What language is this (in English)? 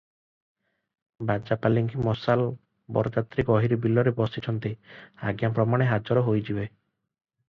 Odia